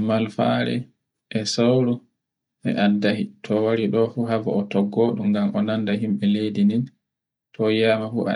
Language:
Borgu Fulfulde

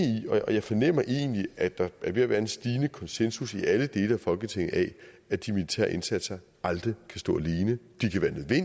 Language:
Danish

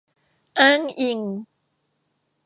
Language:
Thai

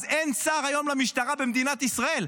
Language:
Hebrew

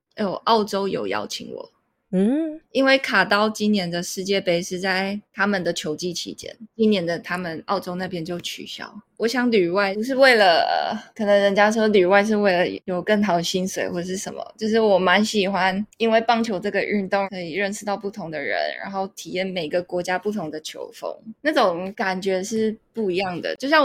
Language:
Chinese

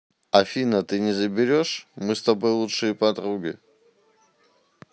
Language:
Russian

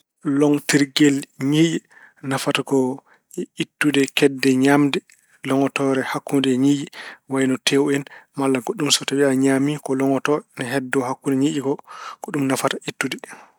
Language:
Fula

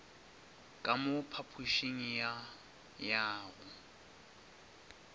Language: Northern Sotho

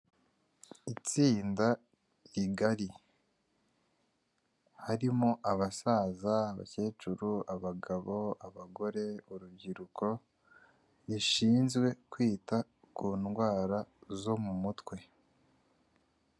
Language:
Kinyarwanda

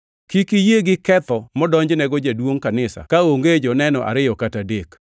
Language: Luo (Kenya and Tanzania)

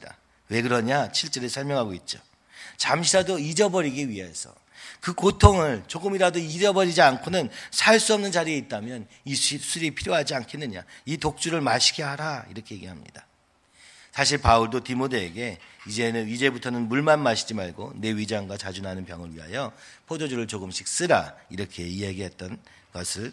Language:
Korean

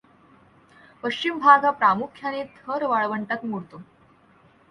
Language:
Marathi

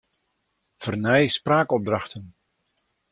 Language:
Western Frisian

